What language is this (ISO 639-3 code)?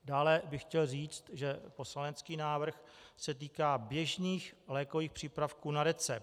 ces